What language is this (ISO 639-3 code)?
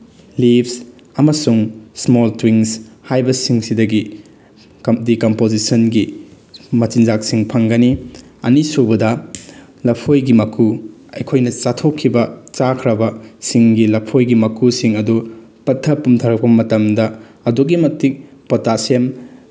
mni